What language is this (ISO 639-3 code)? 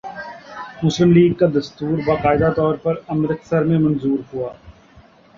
urd